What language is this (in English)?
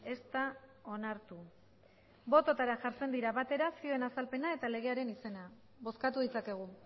Basque